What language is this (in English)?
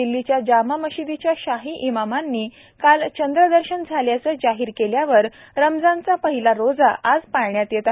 Marathi